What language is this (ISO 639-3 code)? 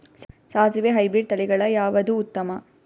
kan